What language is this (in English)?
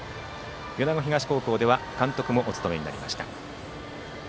Japanese